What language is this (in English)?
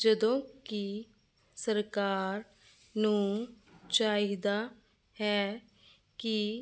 Punjabi